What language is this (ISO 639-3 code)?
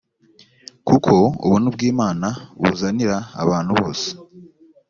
kin